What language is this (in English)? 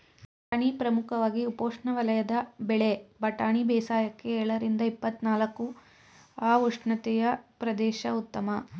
Kannada